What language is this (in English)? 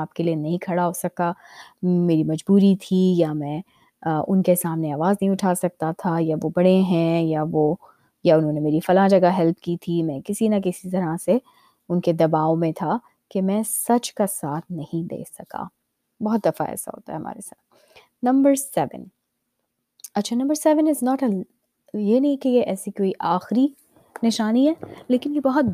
Urdu